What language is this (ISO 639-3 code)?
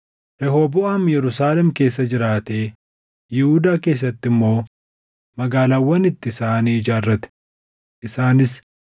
orm